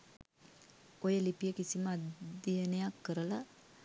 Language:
Sinhala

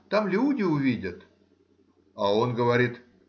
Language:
Russian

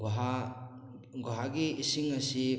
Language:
Manipuri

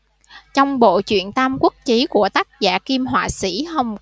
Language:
Vietnamese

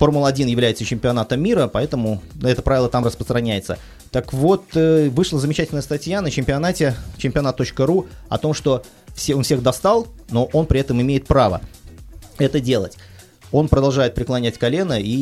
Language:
Russian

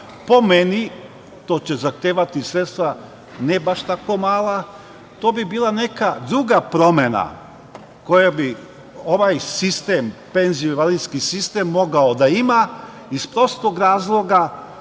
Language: Serbian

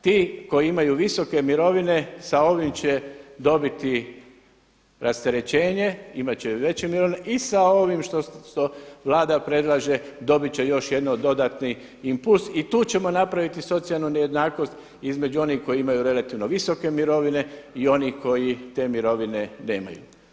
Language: Croatian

